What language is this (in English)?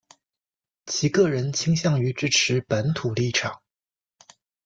Chinese